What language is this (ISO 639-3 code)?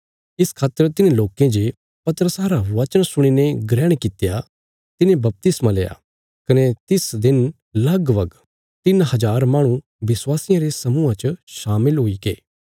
kfs